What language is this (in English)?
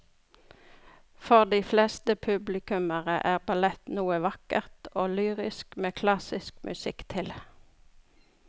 Norwegian